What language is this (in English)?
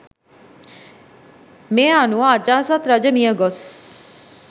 Sinhala